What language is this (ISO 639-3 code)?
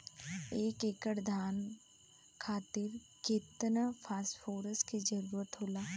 bho